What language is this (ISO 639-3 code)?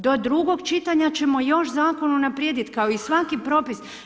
hrv